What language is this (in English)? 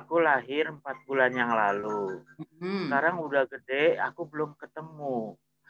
Indonesian